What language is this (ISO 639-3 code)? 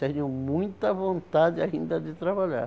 por